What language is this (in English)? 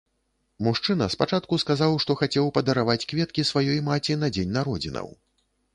Belarusian